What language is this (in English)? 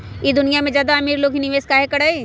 Magahi